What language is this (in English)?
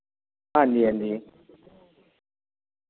Dogri